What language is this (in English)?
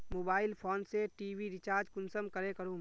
Magahi